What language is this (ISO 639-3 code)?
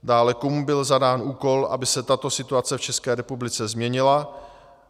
ces